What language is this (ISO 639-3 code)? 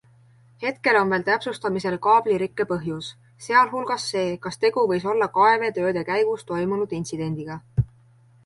est